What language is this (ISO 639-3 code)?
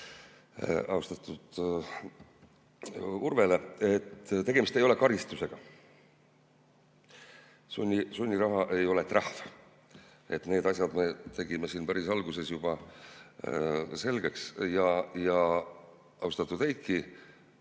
est